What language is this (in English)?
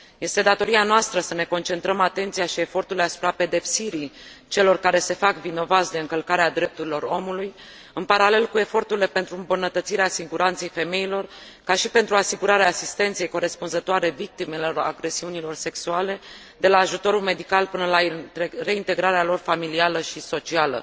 Romanian